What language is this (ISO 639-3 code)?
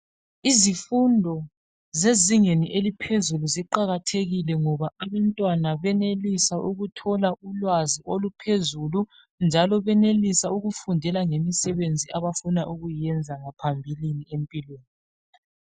nde